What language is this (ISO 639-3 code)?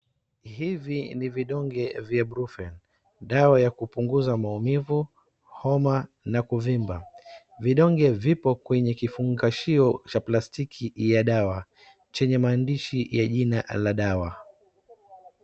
swa